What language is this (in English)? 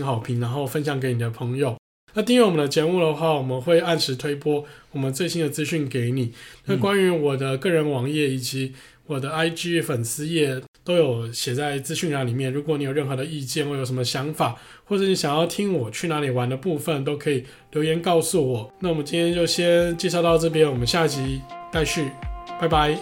Chinese